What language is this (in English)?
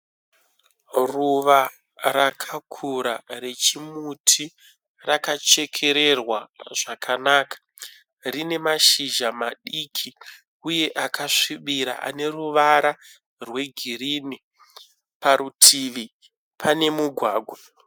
Shona